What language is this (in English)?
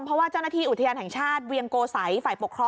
Thai